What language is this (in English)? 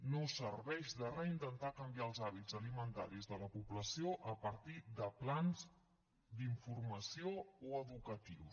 Catalan